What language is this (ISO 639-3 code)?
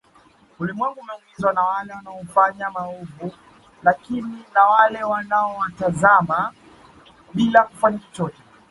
swa